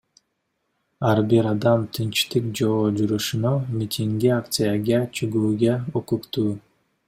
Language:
Kyrgyz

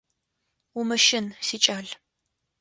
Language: Adyghe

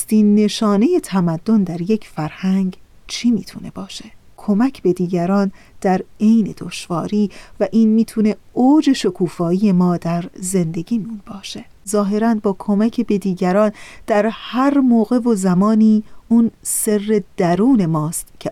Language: Persian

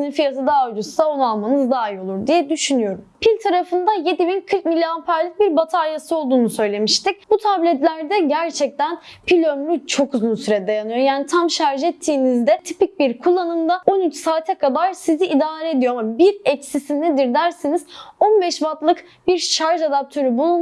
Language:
Turkish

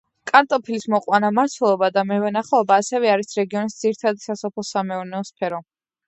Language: Georgian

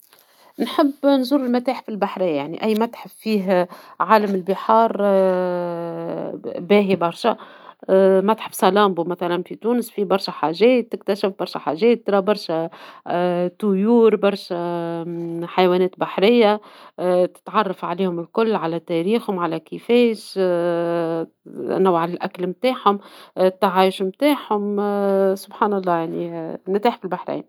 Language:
Tunisian Arabic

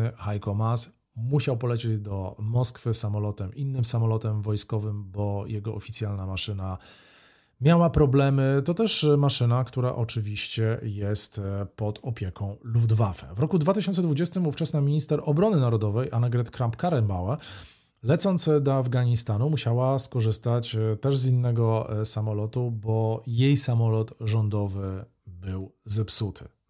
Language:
Polish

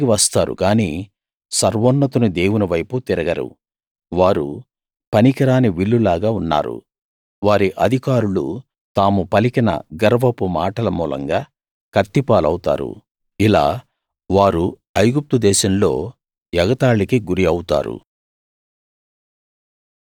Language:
Telugu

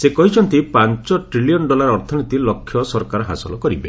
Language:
Odia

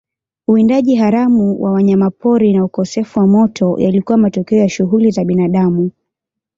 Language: Swahili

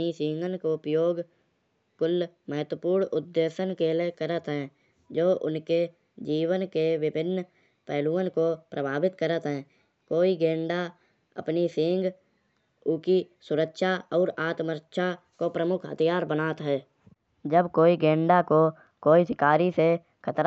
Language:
Kanauji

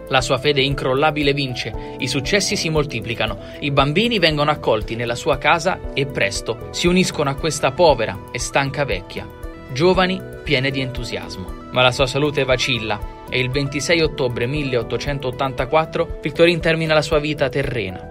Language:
Italian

